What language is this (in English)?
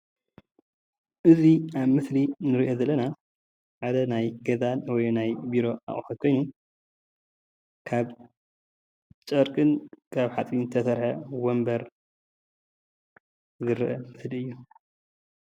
Tigrinya